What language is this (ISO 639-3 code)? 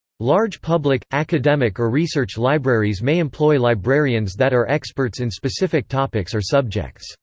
eng